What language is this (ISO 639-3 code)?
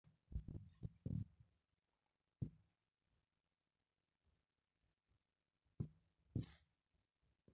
mas